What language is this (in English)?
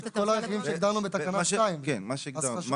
Hebrew